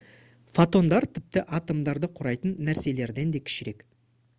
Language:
Kazakh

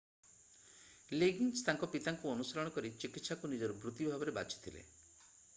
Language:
Odia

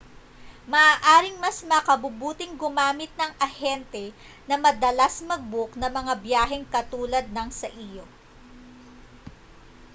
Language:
Filipino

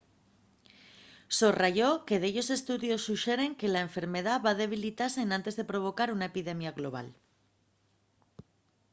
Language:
Asturian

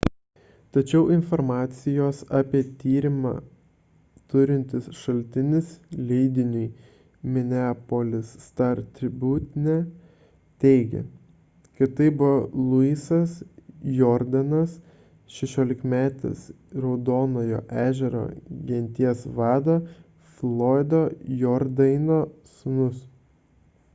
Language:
Lithuanian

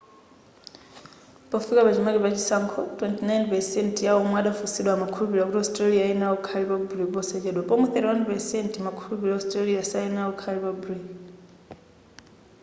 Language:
Nyanja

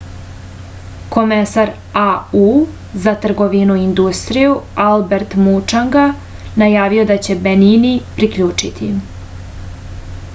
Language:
Serbian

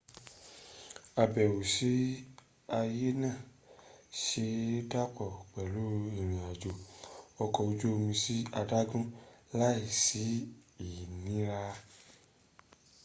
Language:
Yoruba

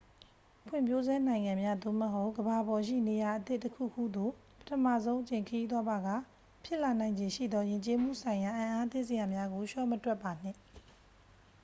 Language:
Burmese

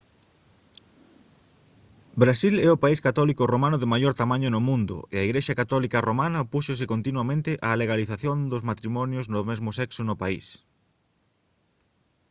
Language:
Galician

